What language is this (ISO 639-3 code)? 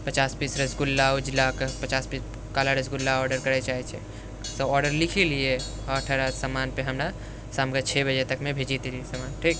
mai